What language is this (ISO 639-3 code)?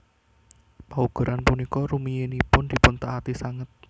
jav